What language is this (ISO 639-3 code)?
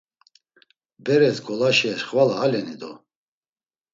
lzz